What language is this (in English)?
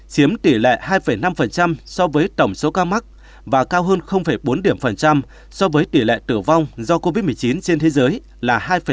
Vietnamese